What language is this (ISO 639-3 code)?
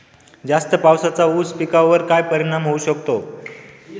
mar